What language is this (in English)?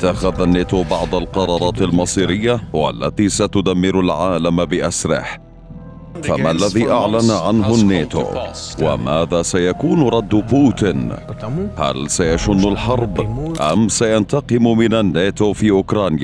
Arabic